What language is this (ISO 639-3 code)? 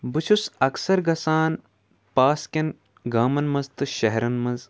kas